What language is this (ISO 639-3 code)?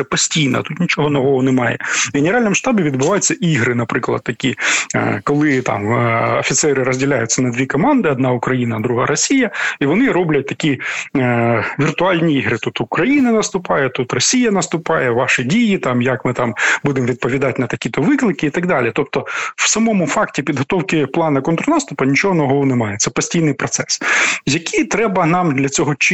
ukr